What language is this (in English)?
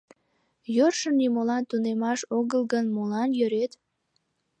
Mari